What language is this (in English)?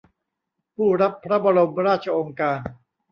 Thai